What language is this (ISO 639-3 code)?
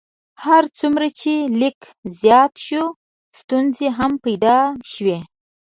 pus